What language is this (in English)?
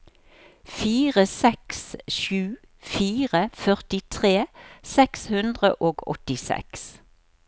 Norwegian